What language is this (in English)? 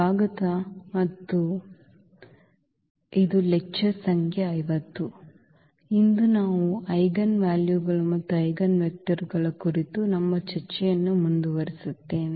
Kannada